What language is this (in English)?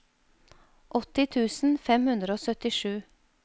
Norwegian